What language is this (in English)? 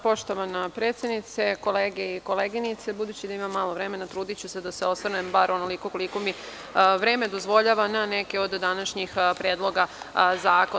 Serbian